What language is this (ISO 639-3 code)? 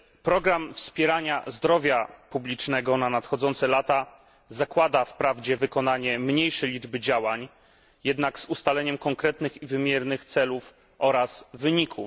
pol